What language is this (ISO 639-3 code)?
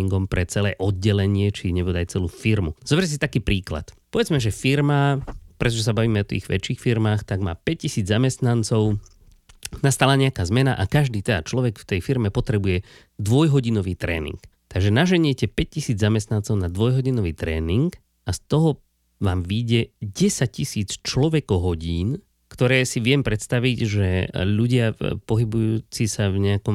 slk